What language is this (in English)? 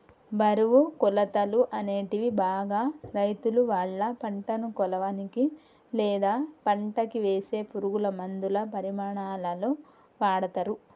Telugu